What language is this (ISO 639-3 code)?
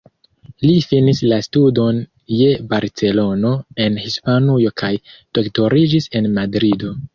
epo